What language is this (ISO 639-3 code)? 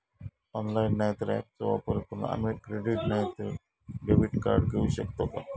mar